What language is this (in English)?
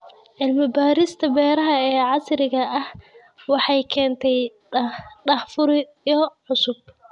Somali